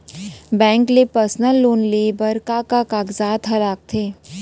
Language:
Chhattisgarhi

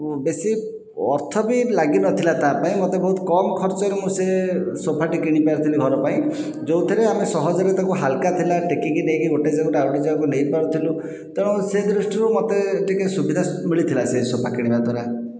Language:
Odia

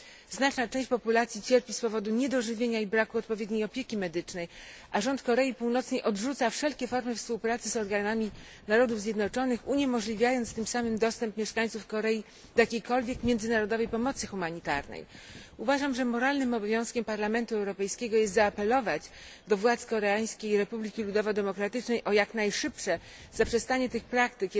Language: Polish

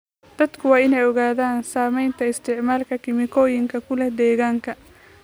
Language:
Somali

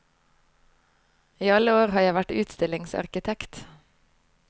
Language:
Norwegian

